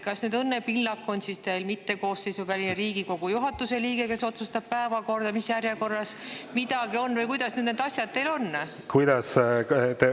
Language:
Estonian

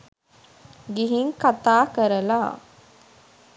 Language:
Sinhala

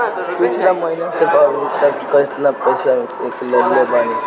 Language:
Bhojpuri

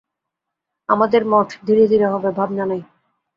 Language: Bangla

